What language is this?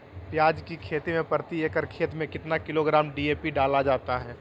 Magahi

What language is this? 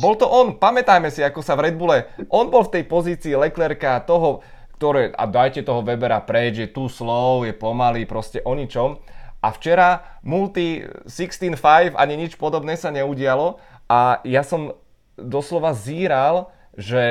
Czech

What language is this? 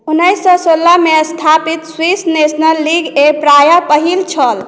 Maithili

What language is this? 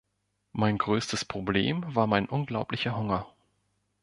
German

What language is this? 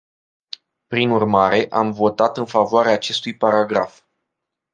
Romanian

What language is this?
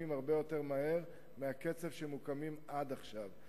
Hebrew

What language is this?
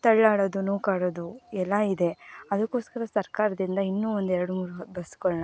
Kannada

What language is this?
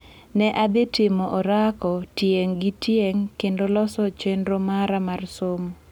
Luo (Kenya and Tanzania)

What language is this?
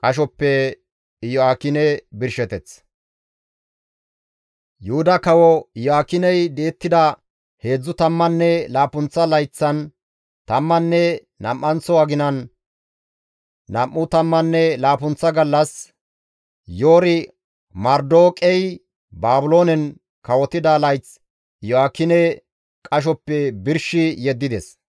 Gamo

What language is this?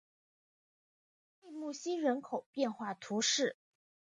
Chinese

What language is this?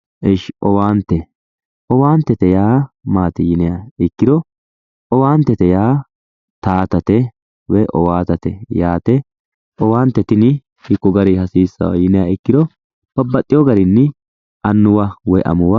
Sidamo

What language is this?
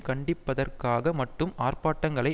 Tamil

